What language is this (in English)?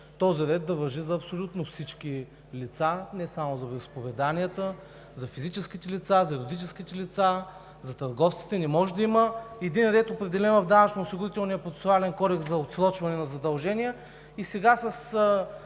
Bulgarian